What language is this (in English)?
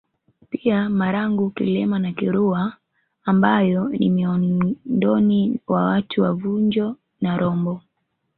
Swahili